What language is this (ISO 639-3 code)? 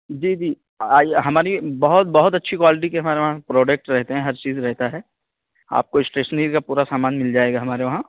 urd